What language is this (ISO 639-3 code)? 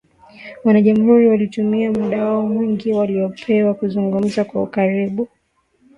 swa